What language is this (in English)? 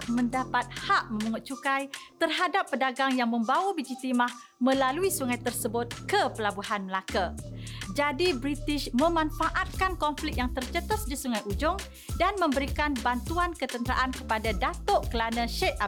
Malay